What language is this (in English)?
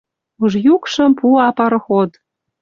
Western Mari